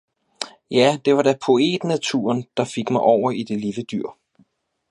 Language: Danish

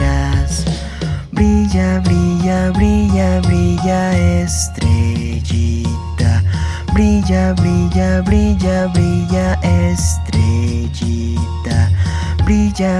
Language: Spanish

